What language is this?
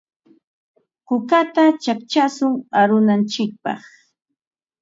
Ambo-Pasco Quechua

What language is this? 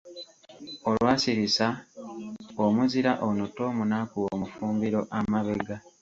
Ganda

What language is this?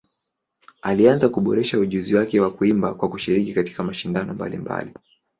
Swahili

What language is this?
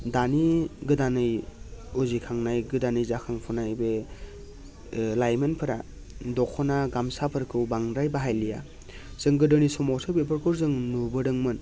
Bodo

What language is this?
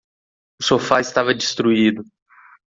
Portuguese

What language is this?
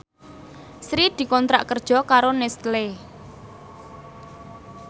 Javanese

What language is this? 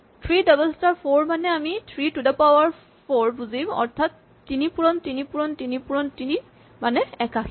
Assamese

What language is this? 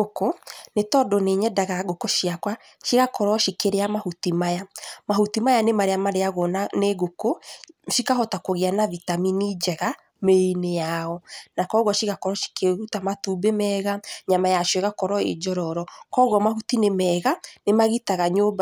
Kikuyu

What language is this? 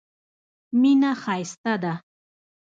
Pashto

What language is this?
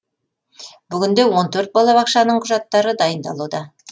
Kazakh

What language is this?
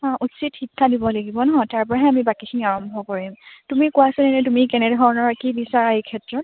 Assamese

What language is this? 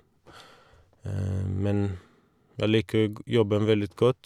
Norwegian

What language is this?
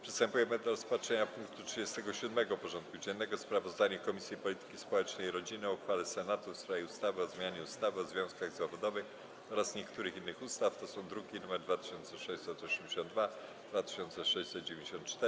Polish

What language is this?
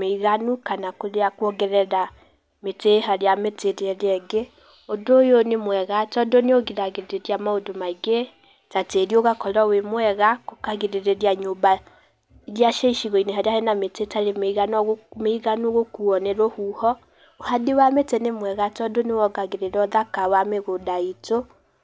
Kikuyu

